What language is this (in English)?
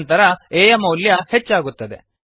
Kannada